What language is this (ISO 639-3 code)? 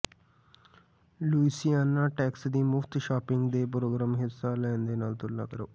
pan